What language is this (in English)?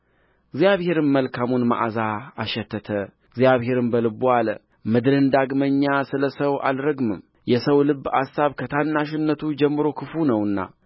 Amharic